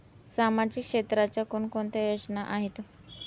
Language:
Marathi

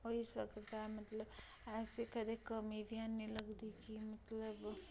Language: Dogri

